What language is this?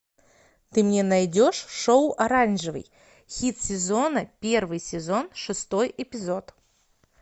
Russian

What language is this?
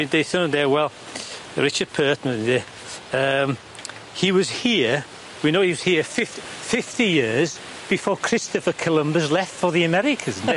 Welsh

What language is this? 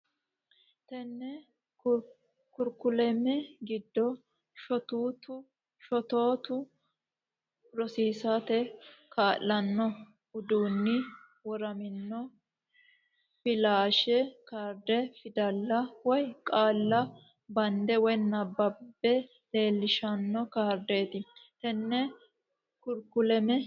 Sidamo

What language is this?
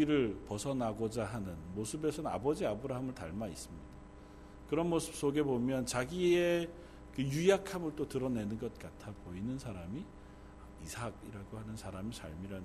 Korean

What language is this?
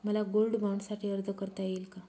Marathi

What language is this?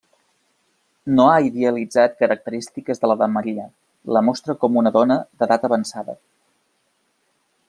Catalan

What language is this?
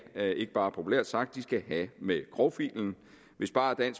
Danish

